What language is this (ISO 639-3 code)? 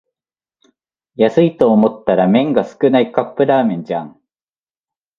jpn